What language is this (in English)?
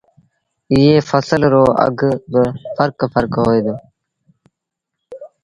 Sindhi Bhil